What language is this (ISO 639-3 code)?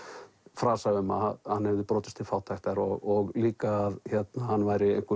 isl